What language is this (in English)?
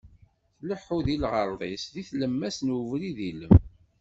Kabyle